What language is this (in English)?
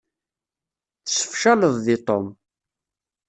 Kabyle